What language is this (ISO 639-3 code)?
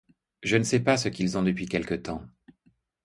fra